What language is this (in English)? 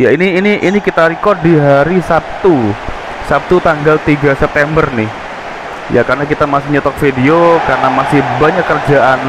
Indonesian